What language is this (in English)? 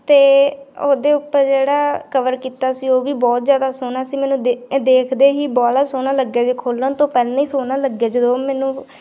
Punjabi